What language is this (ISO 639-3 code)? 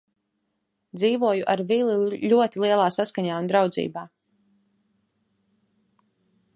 lav